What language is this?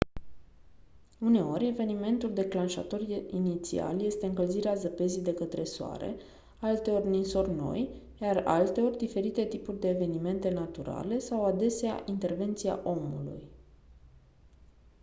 Romanian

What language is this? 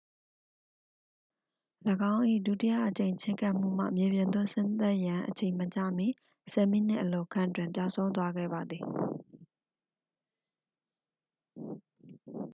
Burmese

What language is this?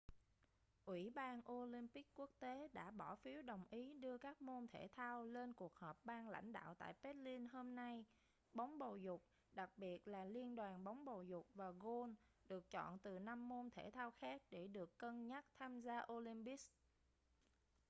Vietnamese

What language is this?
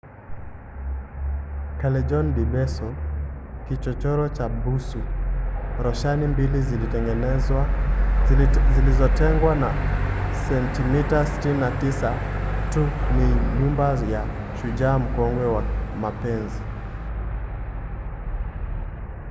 Swahili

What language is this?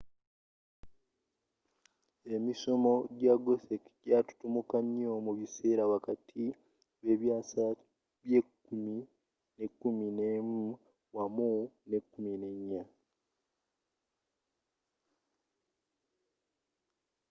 Ganda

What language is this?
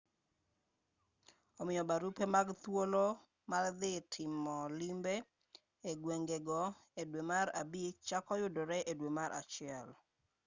Luo (Kenya and Tanzania)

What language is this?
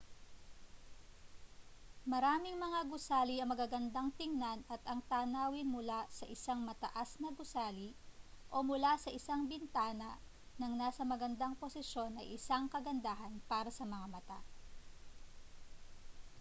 Filipino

